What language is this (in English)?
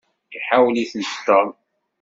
Kabyle